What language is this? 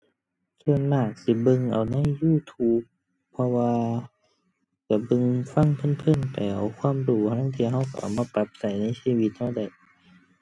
Thai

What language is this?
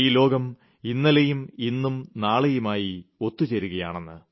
Malayalam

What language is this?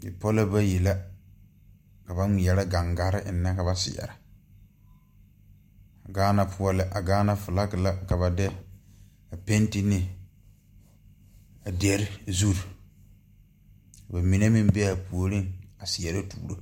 Southern Dagaare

